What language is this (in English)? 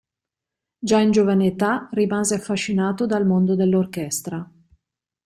Italian